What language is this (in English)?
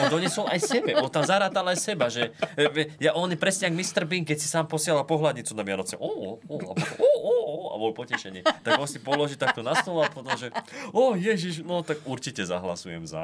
Slovak